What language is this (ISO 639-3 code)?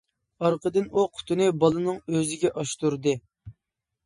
uig